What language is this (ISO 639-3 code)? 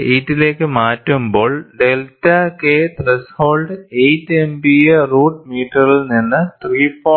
mal